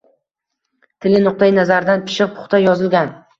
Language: Uzbek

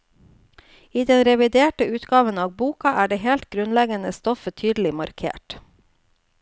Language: Norwegian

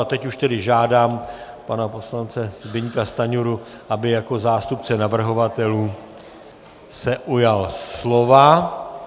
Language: Czech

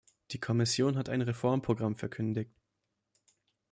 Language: German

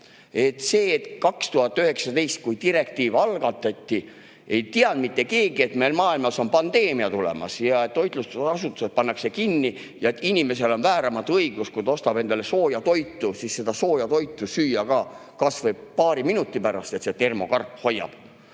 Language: Estonian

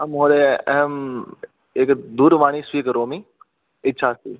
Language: Sanskrit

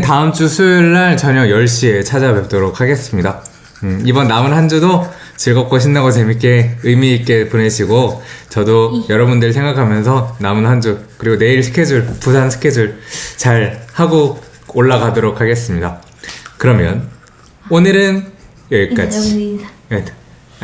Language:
Korean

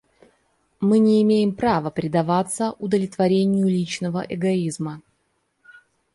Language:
Russian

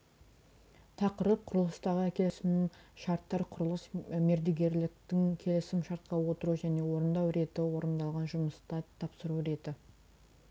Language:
Kazakh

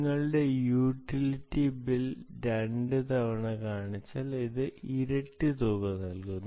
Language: Malayalam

